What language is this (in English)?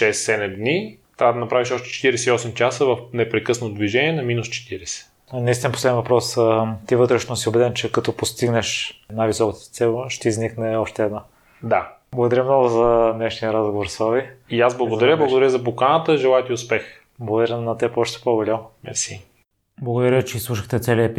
Bulgarian